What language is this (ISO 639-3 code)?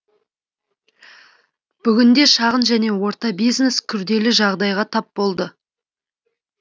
kaz